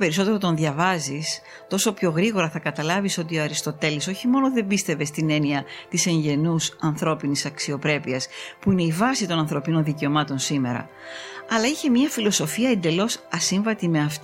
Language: Greek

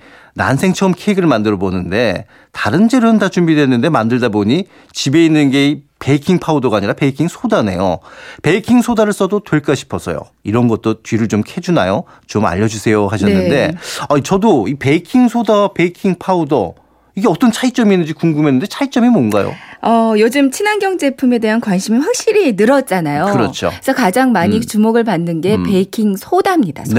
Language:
Korean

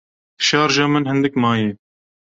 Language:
Kurdish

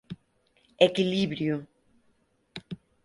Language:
Galician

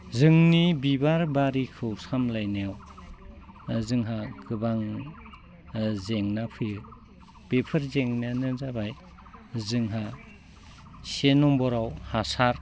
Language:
Bodo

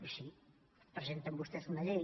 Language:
Catalan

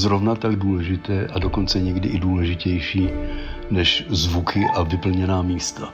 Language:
Czech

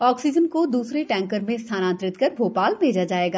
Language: Hindi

